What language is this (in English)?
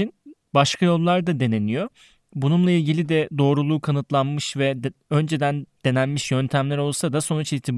Turkish